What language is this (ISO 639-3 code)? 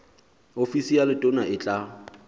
sot